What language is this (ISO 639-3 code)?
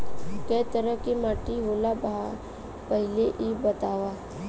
bho